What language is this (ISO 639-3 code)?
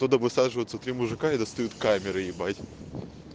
rus